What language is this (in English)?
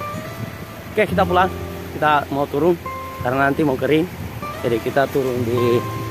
Indonesian